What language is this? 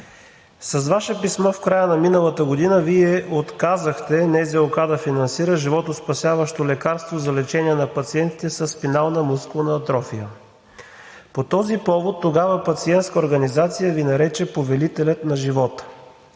Bulgarian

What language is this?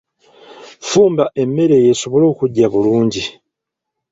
Ganda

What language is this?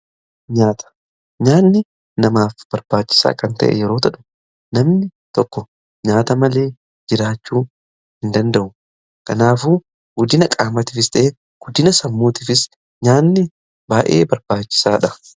Oromo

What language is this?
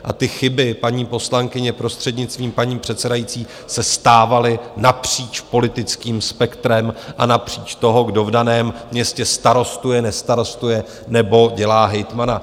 Czech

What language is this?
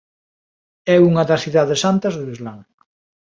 Galician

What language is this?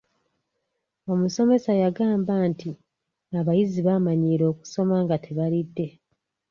Ganda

